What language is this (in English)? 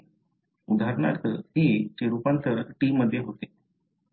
Marathi